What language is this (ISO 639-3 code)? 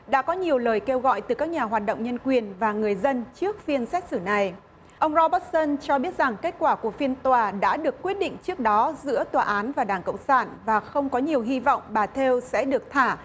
vie